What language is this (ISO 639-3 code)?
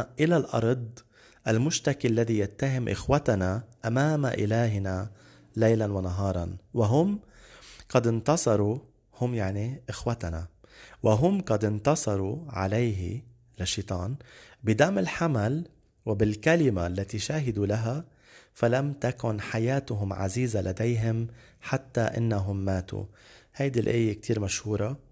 ara